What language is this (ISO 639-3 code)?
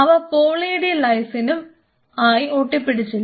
mal